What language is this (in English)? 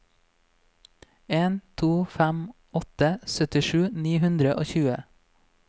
Norwegian